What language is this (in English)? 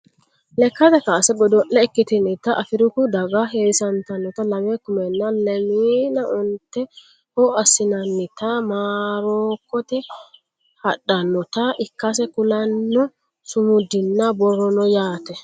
Sidamo